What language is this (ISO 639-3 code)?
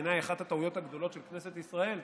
heb